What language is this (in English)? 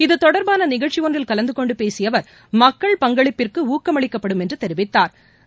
Tamil